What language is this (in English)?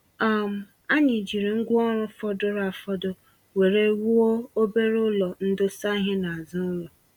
Igbo